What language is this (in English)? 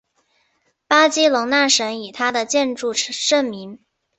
Chinese